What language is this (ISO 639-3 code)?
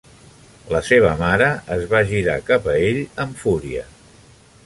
cat